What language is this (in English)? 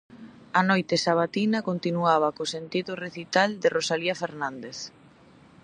Galician